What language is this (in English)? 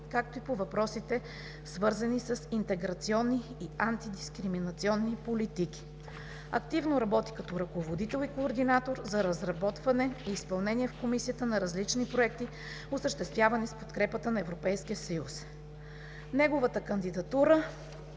Bulgarian